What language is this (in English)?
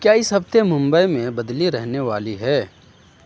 Urdu